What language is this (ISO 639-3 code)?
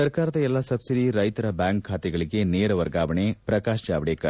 kan